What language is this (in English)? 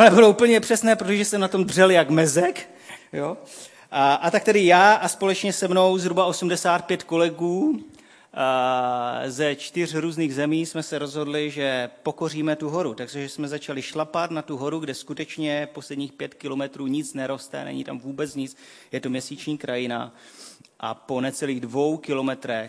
Czech